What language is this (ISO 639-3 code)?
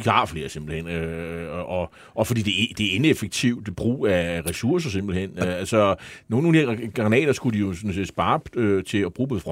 dan